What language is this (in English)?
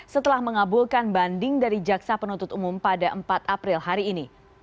Indonesian